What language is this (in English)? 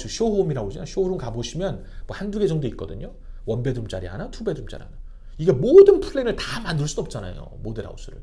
Korean